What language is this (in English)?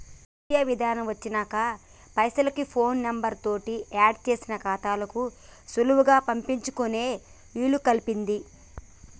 Telugu